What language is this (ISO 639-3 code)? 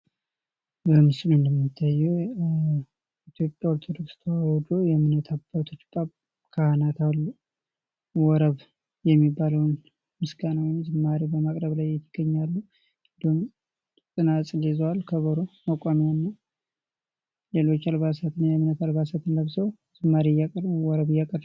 amh